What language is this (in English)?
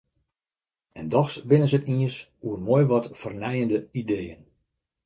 Western Frisian